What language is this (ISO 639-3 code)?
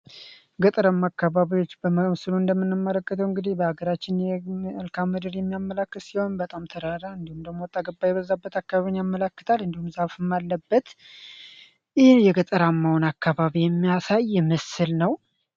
amh